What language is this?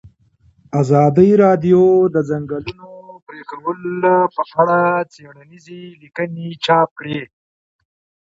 Pashto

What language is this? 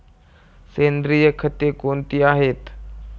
Marathi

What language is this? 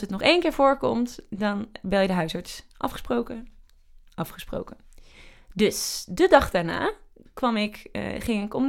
Dutch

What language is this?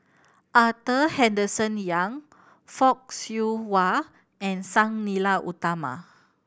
English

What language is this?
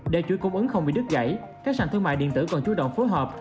Vietnamese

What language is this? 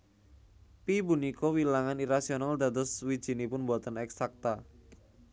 Javanese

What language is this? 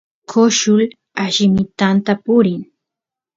Santiago del Estero Quichua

